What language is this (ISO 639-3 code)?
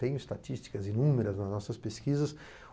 por